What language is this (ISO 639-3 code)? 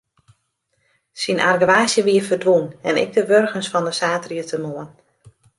fry